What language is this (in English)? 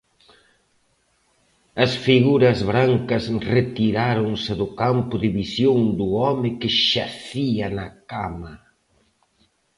Galician